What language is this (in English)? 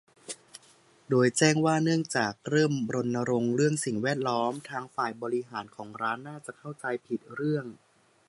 Thai